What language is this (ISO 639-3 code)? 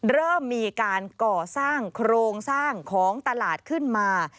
tha